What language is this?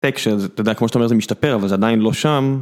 Hebrew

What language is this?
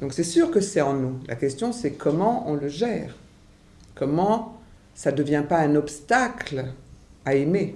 French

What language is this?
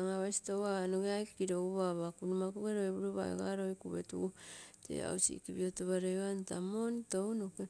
Terei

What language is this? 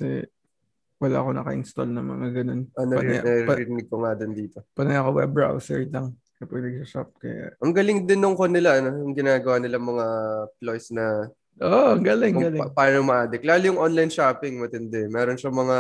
Filipino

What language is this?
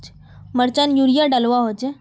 Magahi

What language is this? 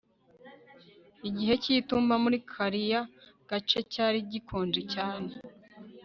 Kinyarwanda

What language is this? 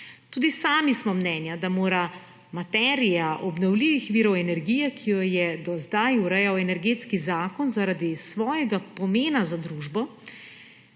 Slovenian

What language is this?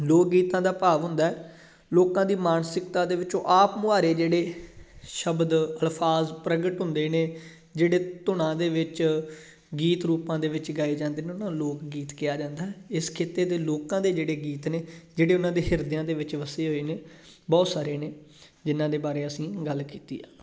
Punjabi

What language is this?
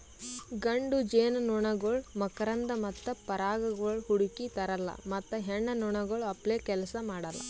Kannada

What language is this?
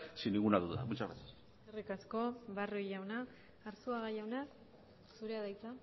Basque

